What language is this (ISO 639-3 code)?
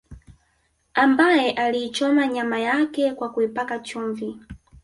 swa